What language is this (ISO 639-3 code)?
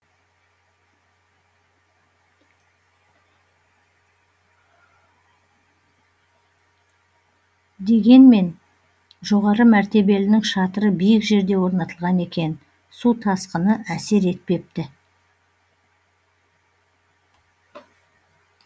kaz